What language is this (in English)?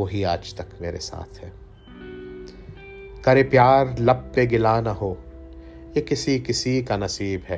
Urdu